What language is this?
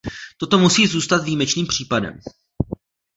Czech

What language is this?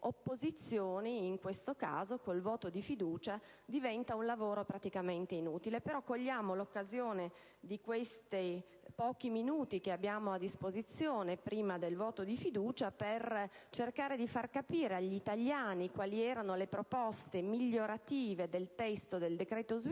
Italian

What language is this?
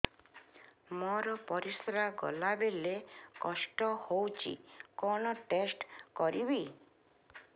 Odia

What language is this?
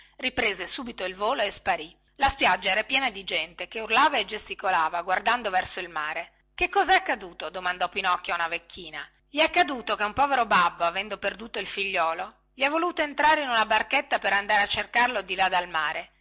Italian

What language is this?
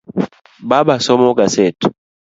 Luo (Kenya and Tanzania)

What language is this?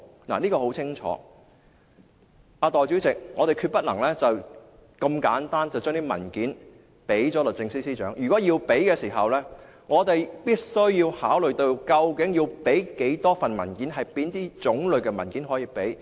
Cantonese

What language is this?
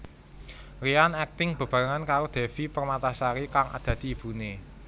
Javanese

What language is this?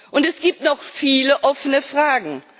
German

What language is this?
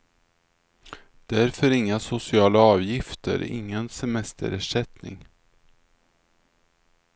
Swedish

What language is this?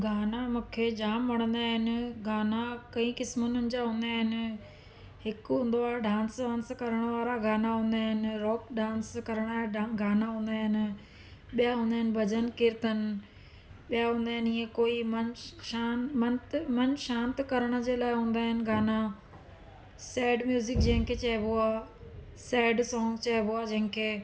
Sindhi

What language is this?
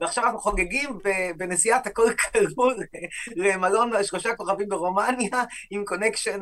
Hebrew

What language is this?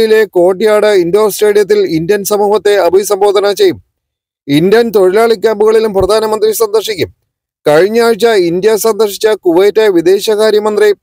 Malayalam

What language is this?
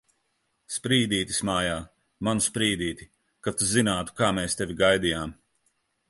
Latvian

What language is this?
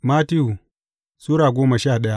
Hausa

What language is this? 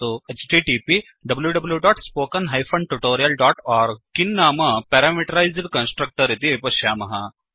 Sanskrit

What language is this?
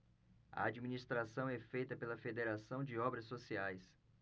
Portuguese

